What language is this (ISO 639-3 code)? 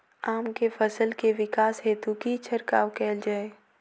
mai